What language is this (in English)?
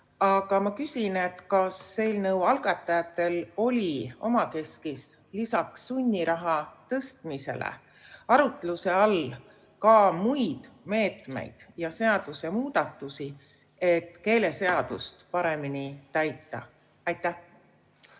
Estonian